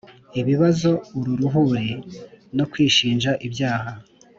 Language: Kinyarwanda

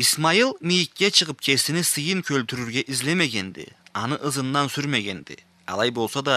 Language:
Turkish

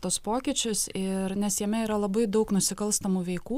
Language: Lithuanian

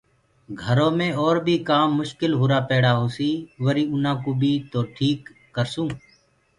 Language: Gurgula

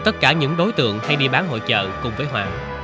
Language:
Vietnamese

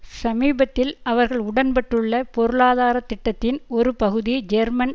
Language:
Tamil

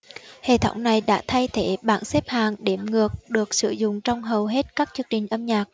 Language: Vietnamese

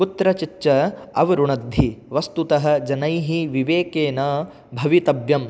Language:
Sanskrit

